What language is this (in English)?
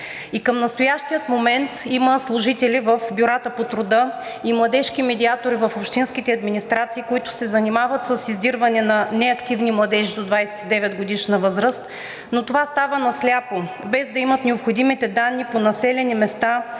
Bulgarian